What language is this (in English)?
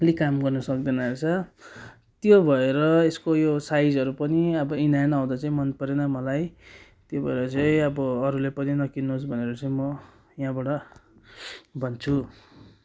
Nepali